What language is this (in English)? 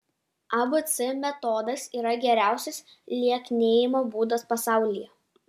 Lithuanian